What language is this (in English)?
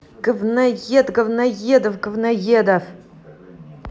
Russian